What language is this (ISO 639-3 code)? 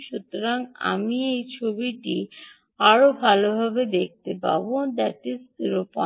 ben